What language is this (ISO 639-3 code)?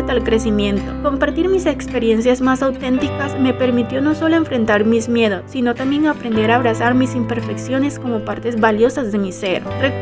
spa